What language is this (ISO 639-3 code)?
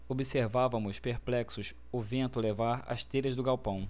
por